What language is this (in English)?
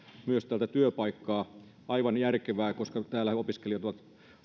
Finnish